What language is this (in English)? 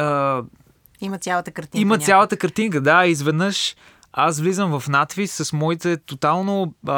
Bulgarian